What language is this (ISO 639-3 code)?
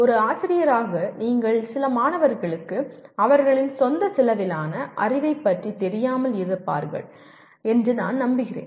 tam